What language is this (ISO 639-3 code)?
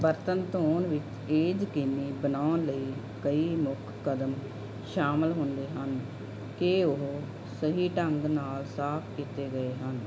pan